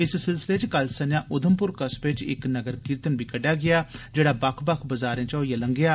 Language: Dogri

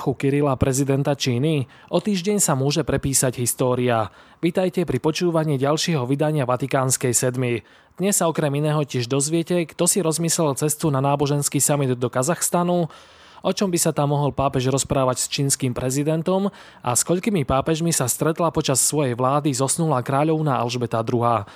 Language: Slovak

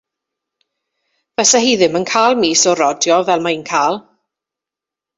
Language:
Welsh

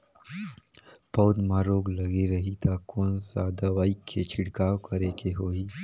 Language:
Chhattisgarhi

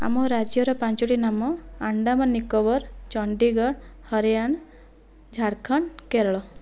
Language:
Odia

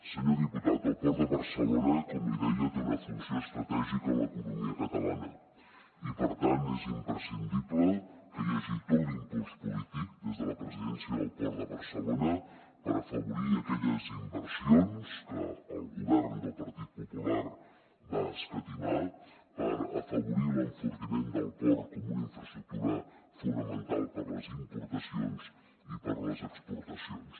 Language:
Catalan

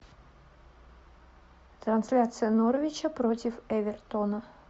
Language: Russian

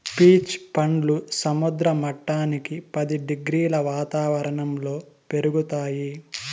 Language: Telugu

